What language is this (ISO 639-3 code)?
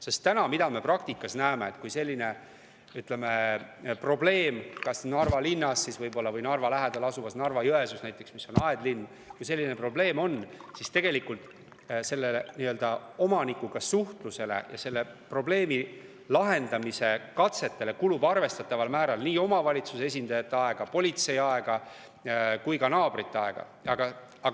est